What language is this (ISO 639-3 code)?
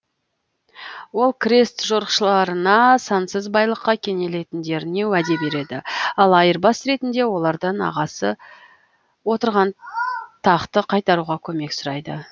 kaz